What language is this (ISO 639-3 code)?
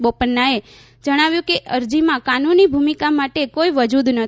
guj